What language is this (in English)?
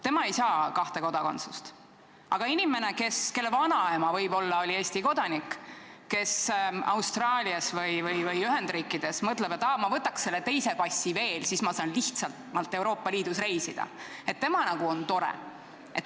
Estonian